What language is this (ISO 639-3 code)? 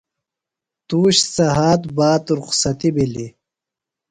phl